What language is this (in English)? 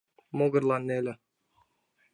Mari